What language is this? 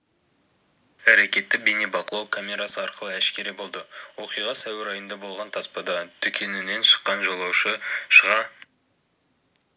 Kazakh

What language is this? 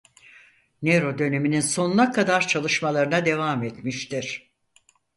Turkish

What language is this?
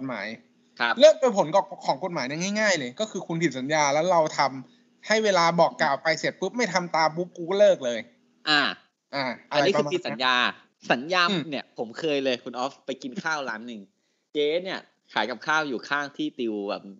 Thai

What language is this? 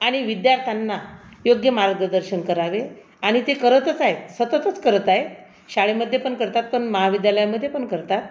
Marathi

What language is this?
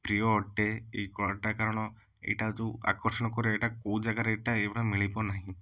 Odia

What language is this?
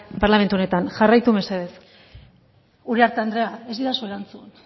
Basque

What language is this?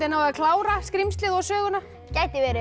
Icelandic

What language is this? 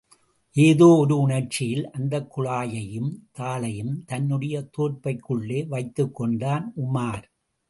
Tamil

